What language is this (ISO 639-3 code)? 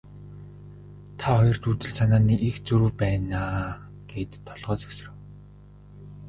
mon